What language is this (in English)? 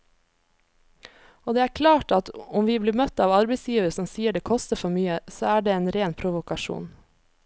Norwegian